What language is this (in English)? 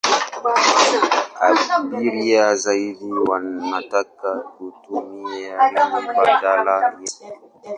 Swahili